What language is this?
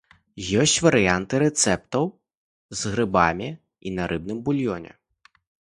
Belarusian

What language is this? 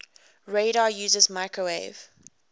English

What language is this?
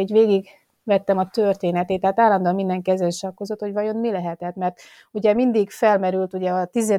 Hungarian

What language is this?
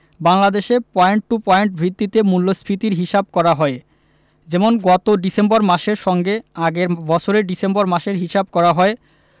Bangla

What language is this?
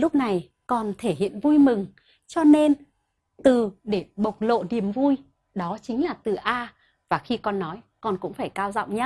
Vietnamese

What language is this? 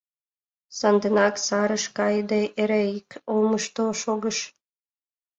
Mari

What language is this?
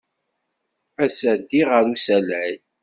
Kabyle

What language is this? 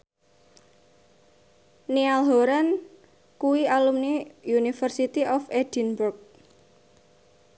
Javanese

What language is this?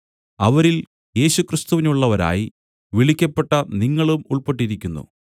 Malayalam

